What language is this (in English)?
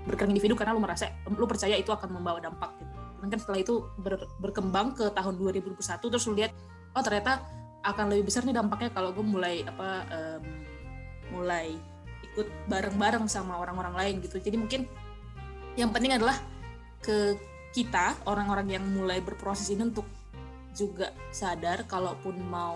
Indonesian